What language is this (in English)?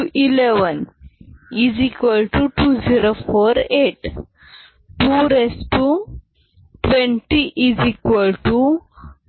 Marathi